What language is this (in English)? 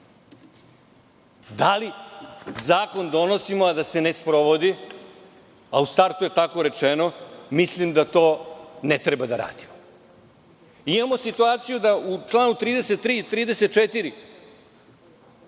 Serbian